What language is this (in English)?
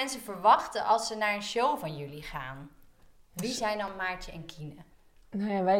Dutch